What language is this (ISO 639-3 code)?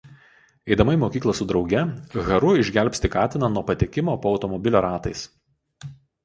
lit